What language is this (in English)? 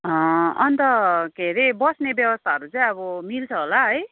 Nepali